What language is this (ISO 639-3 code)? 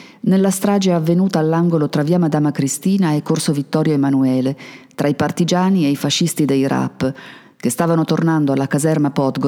ita